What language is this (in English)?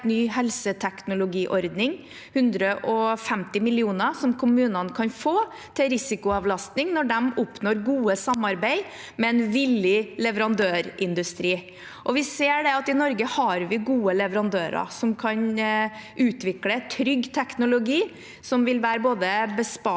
Norwegian